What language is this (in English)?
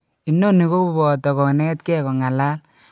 Kalenjin